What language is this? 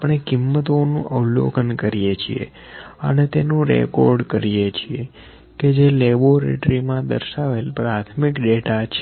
Gujarati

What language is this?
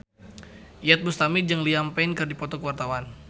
Sundanese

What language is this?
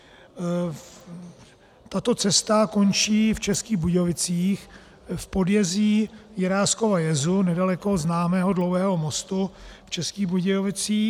Czech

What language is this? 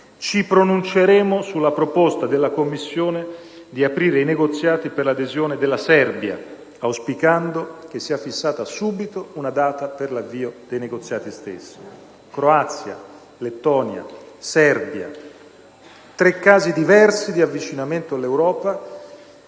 Italian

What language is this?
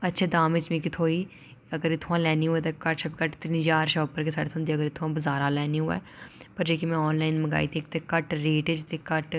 Dogri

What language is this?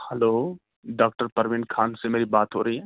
Urdu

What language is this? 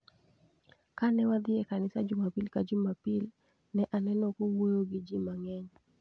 Luo (Kenya and Tanzania)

